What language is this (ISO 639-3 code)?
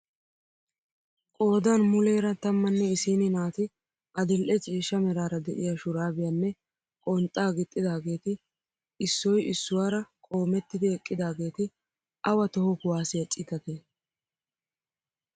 wal